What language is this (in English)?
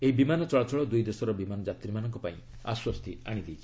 Odia